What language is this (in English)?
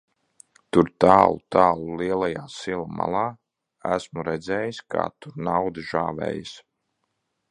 Latvian